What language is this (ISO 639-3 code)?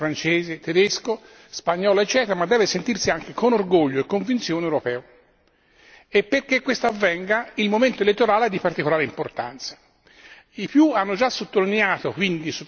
ita